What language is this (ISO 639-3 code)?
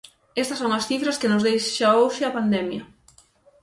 glg